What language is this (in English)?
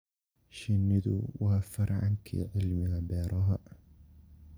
Somali